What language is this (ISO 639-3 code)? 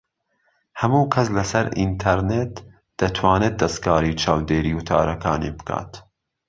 ckb